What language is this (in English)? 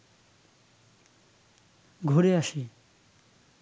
Bangla